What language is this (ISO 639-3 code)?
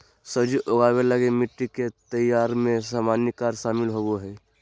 mag